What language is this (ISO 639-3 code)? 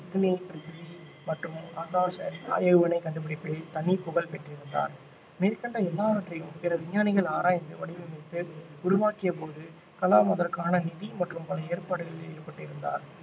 tam